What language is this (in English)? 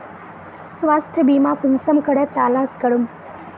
Magahi